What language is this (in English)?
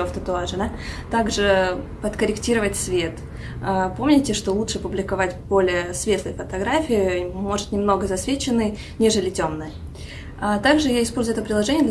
Russian